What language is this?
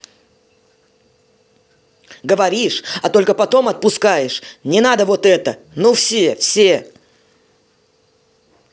Russian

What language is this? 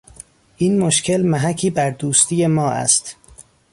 Persian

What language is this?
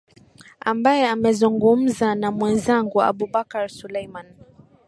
Swahili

